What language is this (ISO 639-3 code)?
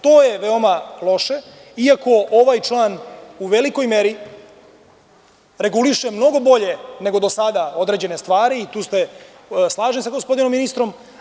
srp